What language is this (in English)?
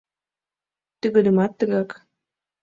Mari